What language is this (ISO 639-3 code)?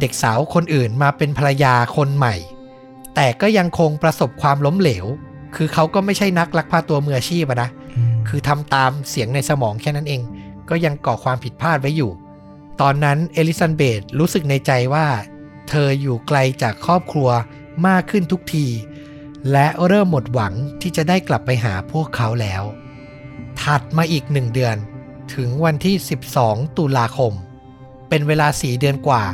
tha